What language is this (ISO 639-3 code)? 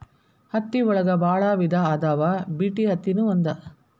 kan